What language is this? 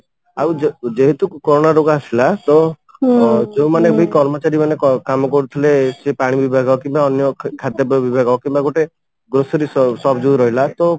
Odia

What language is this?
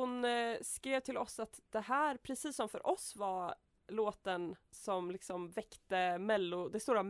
Swedish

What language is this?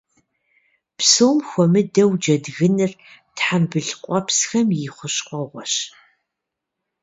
Kabardian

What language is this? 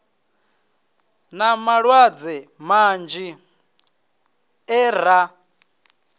Venda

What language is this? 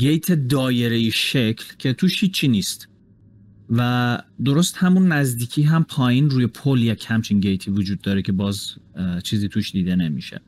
Persian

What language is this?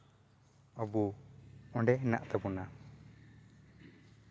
Santali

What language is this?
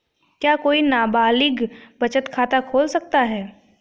Hindi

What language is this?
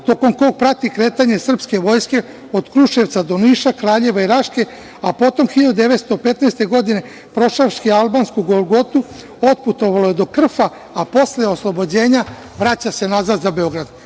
Serbian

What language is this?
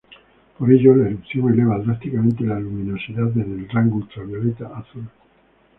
Spanish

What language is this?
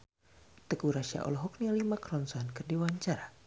Sundanese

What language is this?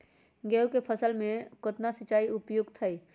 Magahi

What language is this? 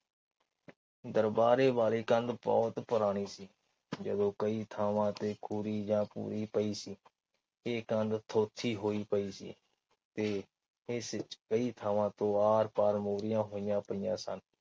Punjabi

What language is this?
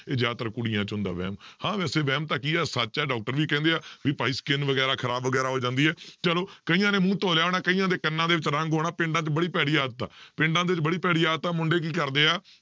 Punjabi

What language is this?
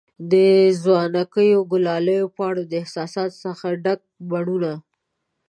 Pashto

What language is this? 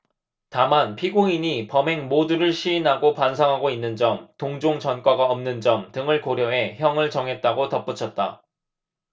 Korean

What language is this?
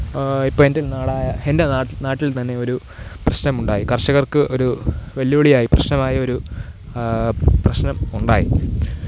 Malayalam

